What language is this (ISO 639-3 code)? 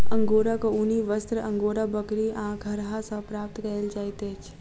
mai